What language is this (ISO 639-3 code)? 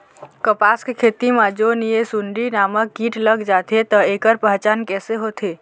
hne